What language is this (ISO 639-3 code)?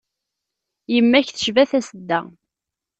kab